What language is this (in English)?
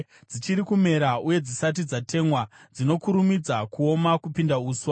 Shona